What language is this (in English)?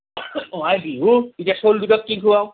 Assamese